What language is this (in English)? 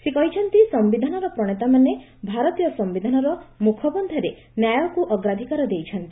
Odia